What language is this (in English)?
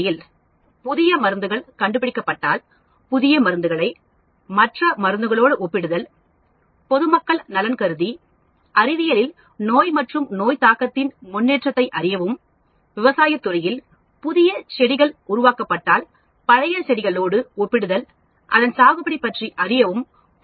Tamil